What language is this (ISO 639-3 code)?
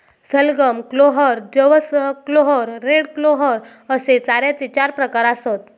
mar